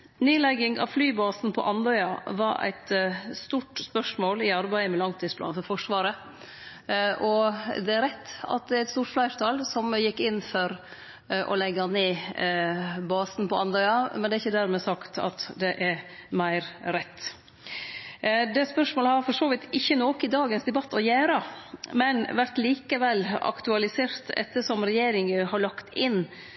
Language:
Norwegian Nynorsk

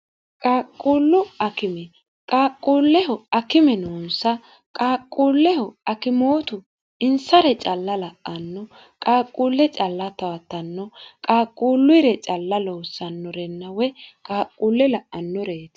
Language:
Sidamo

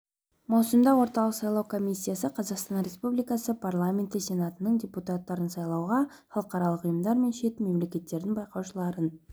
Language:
Kazakh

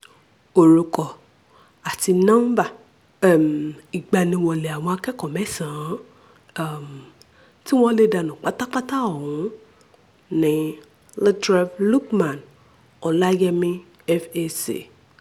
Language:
Yoruba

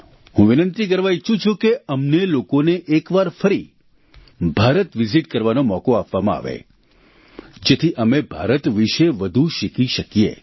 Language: Gujarati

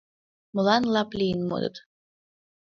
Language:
Mari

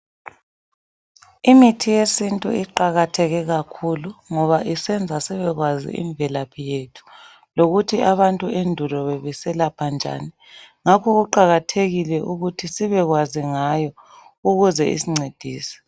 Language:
North Ndebele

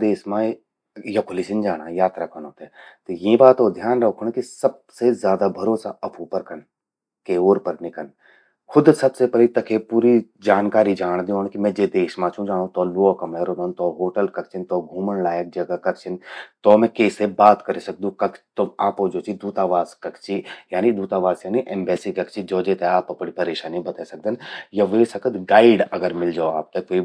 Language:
Garhwali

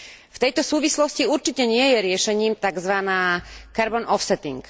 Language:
Slovak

